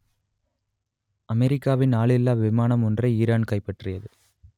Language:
Tamil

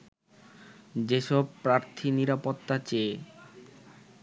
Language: Bangla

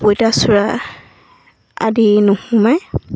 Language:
Assamese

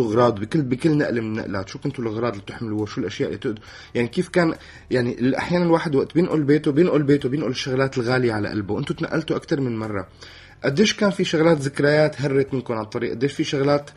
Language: Arabic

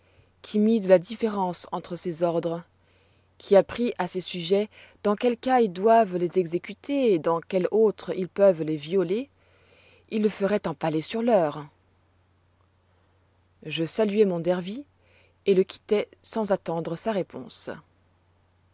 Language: French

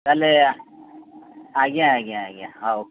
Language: Odia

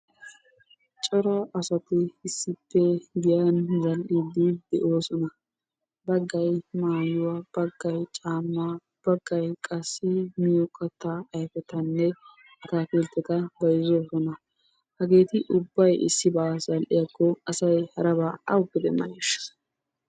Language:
Wolaytta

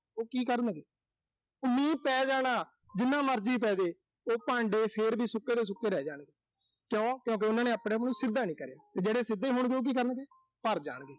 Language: Punjabi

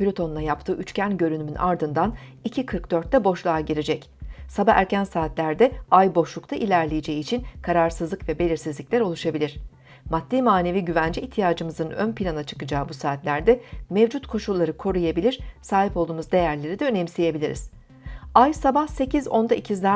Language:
Turkish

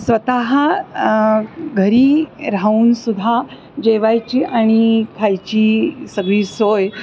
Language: Marathi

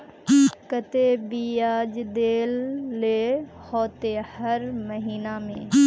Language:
Magahi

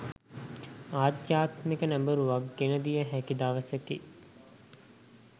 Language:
Sinhala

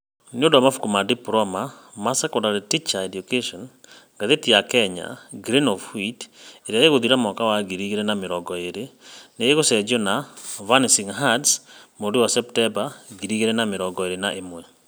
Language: Kikuyu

